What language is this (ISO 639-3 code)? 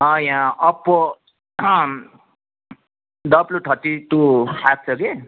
nep